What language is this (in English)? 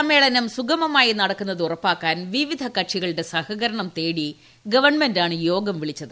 Malayalam